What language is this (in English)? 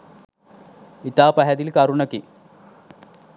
Sinhala